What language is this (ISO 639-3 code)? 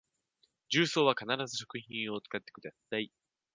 jpn